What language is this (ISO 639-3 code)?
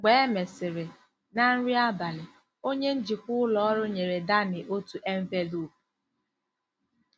ibo